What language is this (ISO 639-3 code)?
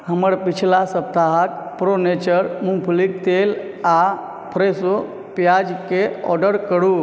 mai